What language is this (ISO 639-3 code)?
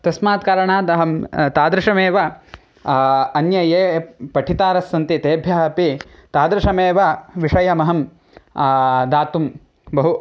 san